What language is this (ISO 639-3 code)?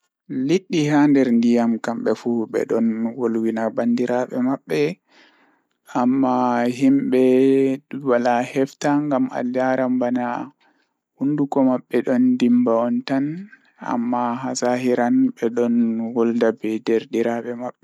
ful